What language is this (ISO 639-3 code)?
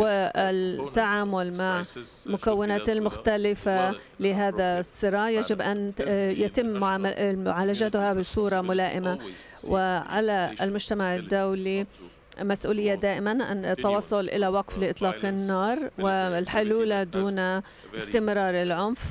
ara